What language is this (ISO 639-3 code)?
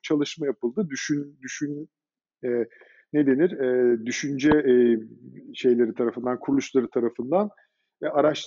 tur